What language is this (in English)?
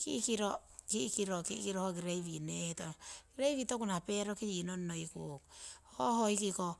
Siwai